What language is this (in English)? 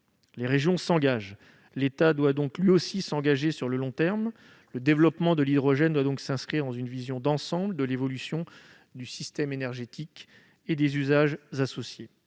French